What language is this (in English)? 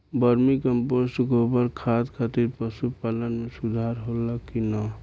Bhojpuri